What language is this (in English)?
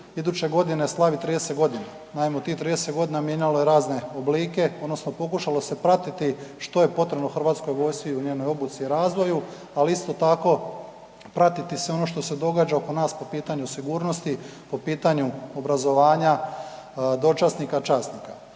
Croatian